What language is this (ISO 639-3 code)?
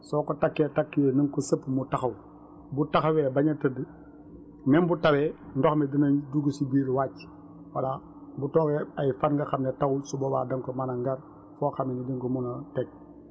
wol